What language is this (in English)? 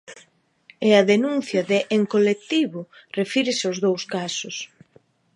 Galician